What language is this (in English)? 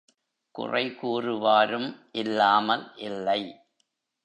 Tamil